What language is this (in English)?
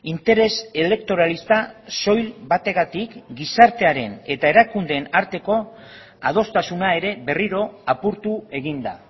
Basque